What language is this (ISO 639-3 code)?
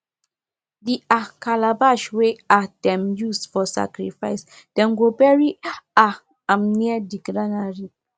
pcm